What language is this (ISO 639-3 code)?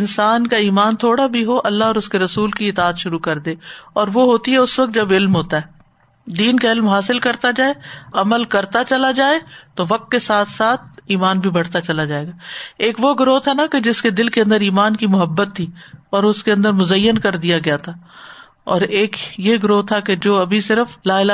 urd